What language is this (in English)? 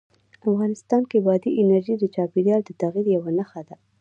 Pashto